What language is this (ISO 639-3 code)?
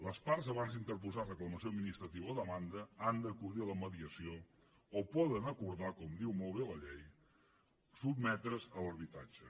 cat